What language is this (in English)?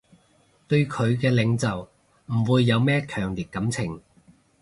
Cantonese